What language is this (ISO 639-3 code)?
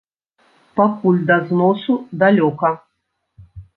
bel